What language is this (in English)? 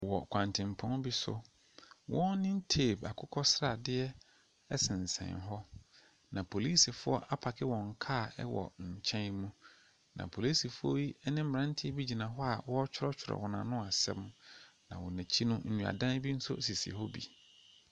Akan